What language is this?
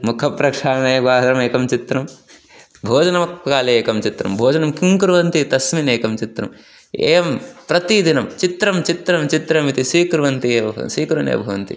Sanskrit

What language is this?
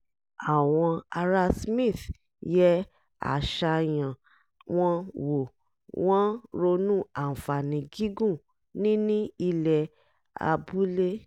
Yoruba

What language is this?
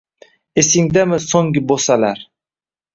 Uzbek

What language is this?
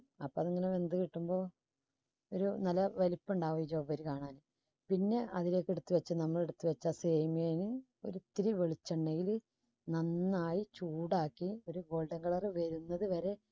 Malayalam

